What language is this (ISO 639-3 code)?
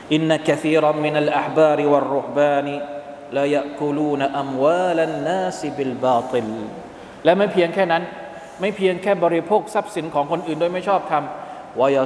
tha